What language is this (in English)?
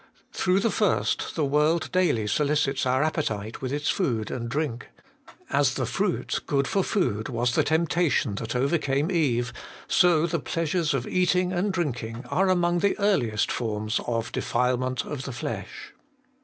English